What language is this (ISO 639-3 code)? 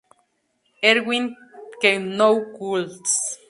spa